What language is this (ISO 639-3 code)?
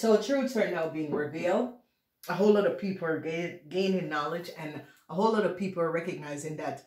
eng